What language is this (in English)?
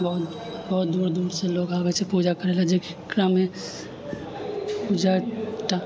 Maithili